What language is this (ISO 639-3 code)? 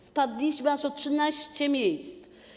pol